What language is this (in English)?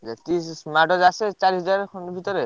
Odia